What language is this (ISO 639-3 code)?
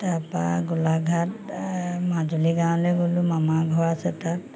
asm